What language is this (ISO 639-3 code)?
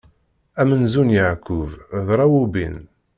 kab